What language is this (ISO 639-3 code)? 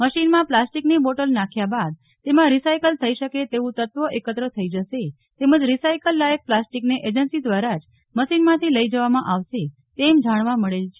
guj